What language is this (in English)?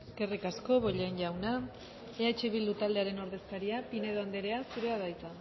Basque